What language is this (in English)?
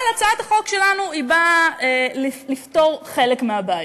Hebrew